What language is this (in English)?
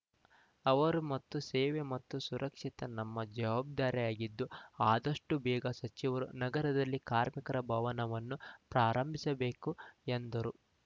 Kannada